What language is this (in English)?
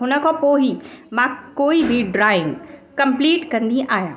Sindhi